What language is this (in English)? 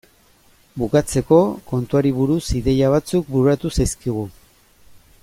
Basque